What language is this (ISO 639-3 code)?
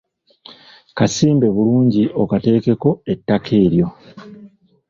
lug